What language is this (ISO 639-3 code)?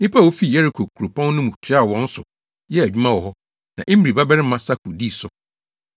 aka